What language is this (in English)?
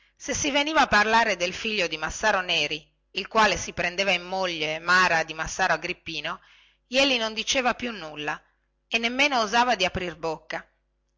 Italian